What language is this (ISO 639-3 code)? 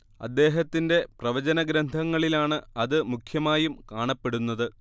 mal